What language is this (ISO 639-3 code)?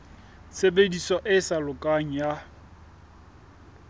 sot